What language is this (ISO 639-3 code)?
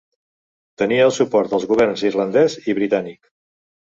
cat